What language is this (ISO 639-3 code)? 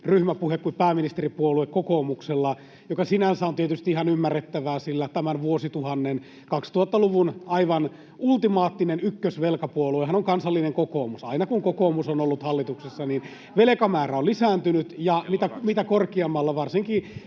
fin